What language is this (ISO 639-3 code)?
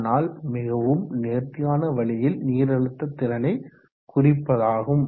tam